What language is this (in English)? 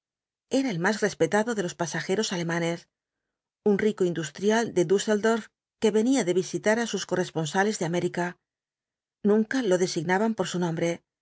Spanish